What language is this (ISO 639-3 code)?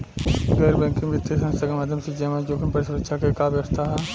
bho